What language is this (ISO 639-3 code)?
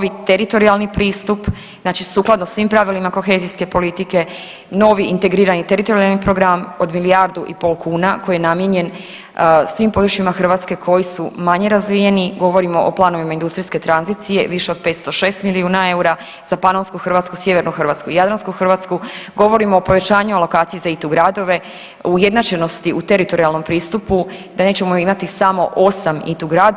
hrv